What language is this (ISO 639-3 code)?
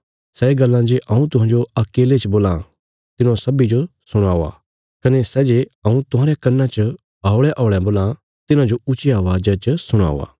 kfs